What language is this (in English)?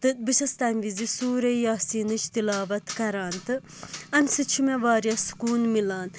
Kashmiri